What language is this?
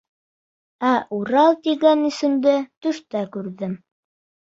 Bashkir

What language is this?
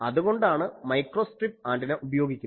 Malayalam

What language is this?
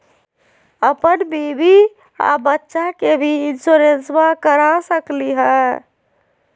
Magahi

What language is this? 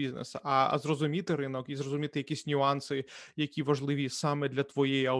Ukrainian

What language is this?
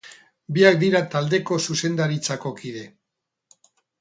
Basque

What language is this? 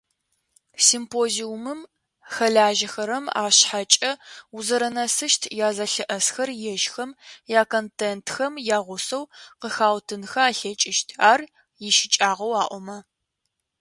Adyghe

